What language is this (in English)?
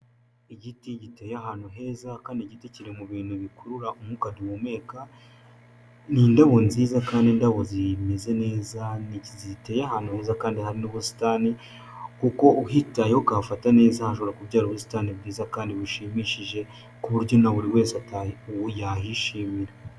Kinyarwanda